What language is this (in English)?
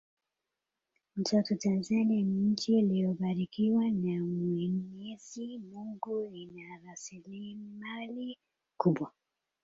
Swahili